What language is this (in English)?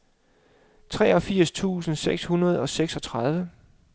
Danish